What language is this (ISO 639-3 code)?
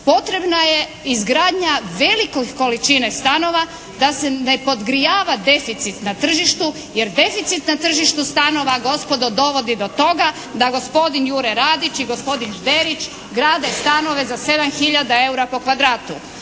hrv